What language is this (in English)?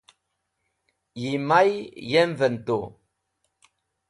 Wakhi